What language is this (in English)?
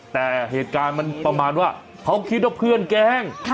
Thai